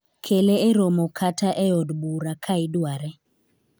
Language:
Luo (Kenya and Tanzania)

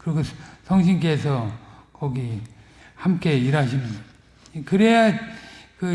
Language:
Korean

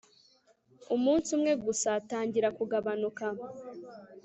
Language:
Kinyarwanda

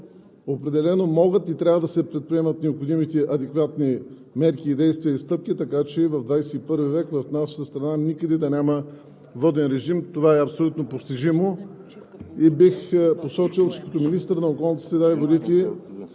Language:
Bulgarian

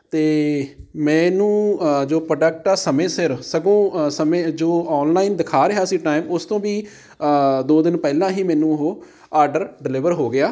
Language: Punjabi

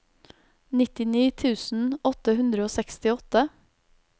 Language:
Norwegian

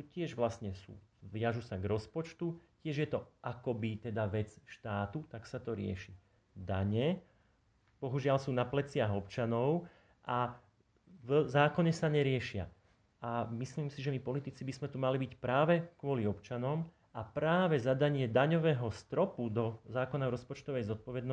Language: Slovak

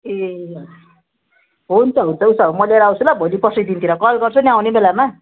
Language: Nepali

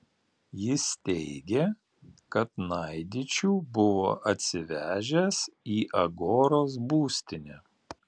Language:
Lithuanian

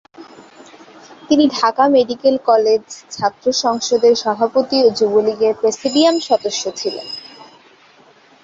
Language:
Bangla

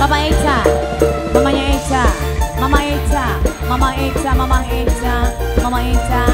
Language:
Indonesian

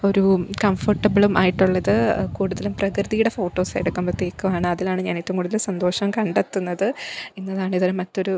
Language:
Malayalam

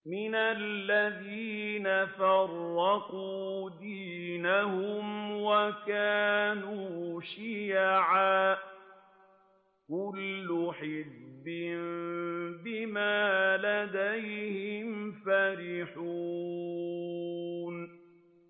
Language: Arabic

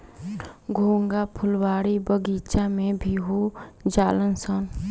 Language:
Bhojpuri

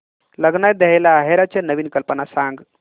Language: Marathi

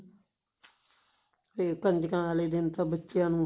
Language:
Punjabi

